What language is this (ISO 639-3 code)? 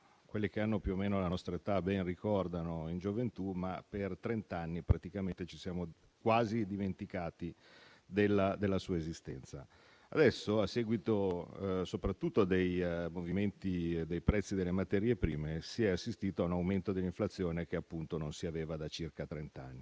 ita